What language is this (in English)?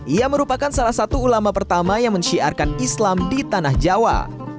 Indonesian